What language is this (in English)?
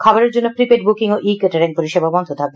Bangla